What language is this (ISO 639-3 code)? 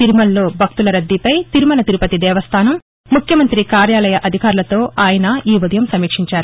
tel